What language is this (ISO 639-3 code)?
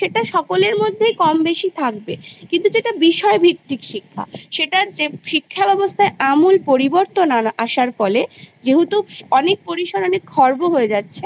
ben